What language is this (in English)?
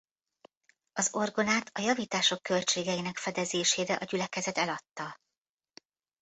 Hungarian